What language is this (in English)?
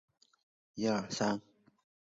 Chinese